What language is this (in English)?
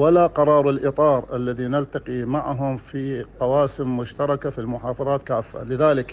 Arabic